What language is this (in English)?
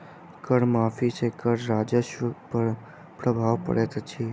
Maithili